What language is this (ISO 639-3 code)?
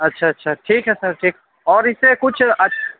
urd